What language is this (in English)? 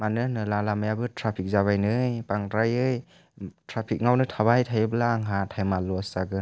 Bodo